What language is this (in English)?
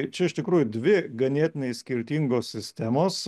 Lithuanian